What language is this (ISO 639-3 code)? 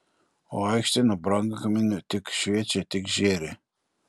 lit